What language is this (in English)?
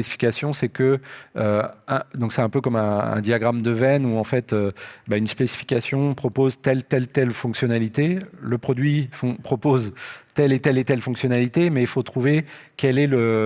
French